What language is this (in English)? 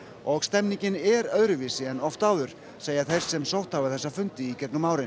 Icelandic